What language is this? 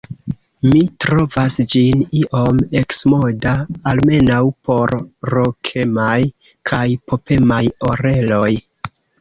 Esperanto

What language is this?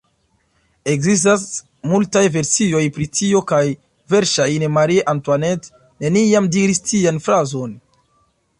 Esperanto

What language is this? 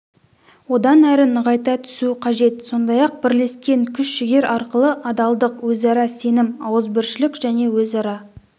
Kazakh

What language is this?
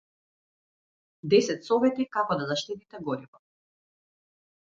Macedonian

